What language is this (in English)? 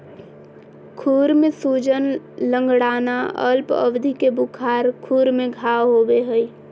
Magahi